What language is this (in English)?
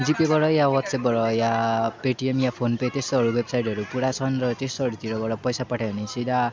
Nepali